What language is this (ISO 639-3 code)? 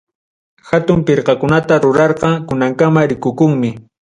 quy